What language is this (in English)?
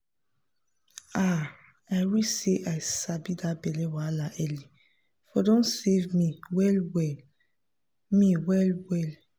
Nigerian Pidgin